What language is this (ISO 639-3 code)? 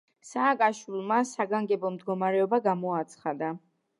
kat